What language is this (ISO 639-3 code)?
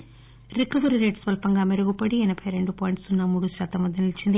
tel